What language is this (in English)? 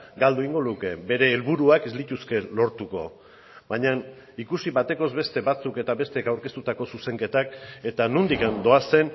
Basque